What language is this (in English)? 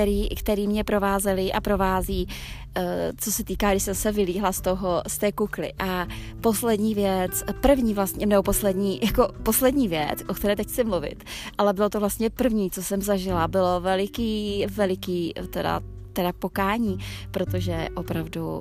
Czech